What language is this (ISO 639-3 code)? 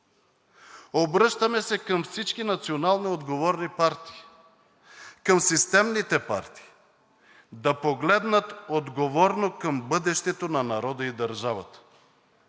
bul